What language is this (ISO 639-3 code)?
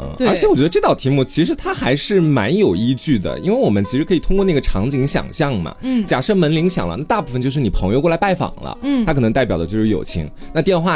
zho